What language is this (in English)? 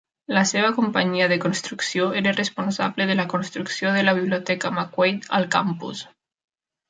Catalan